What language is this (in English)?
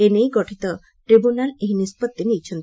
Odia